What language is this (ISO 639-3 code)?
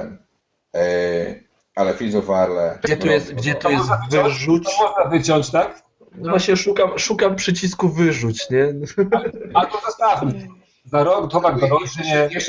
pol